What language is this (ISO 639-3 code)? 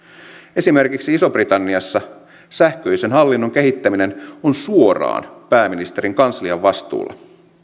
fin